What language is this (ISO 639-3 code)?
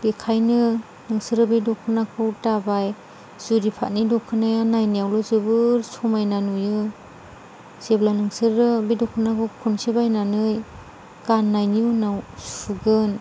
brx